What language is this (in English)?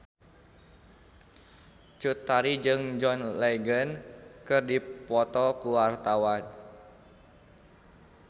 Sundanese